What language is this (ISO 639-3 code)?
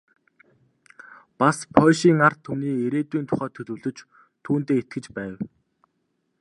mon